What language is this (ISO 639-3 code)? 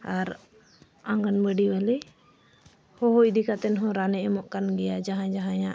sat